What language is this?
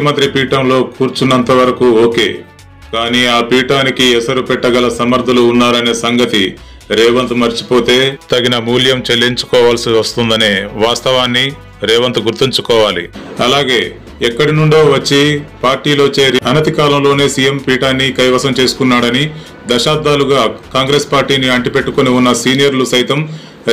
Telugu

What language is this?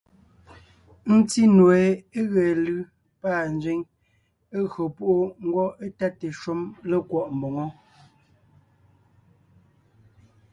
Ngiemboon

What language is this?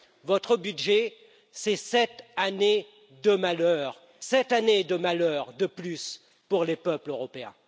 French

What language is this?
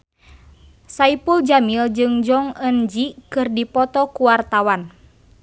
Sundanese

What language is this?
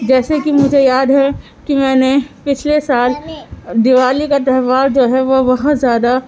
Urdu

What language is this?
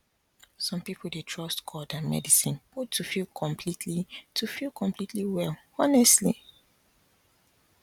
Nigerian Pidgin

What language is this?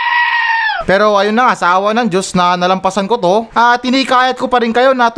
Filipino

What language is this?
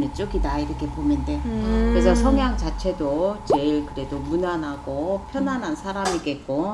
Korean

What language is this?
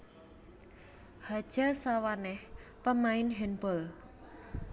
Javanese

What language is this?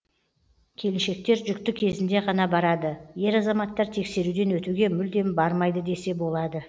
Kazakh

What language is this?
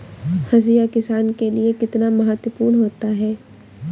Hindi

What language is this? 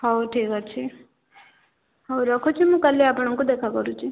Odia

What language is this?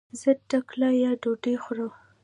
Pashto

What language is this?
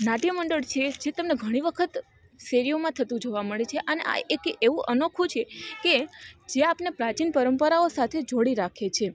Gujarati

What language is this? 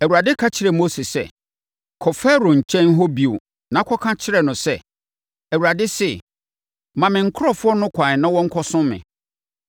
Akan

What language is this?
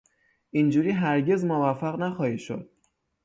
Persian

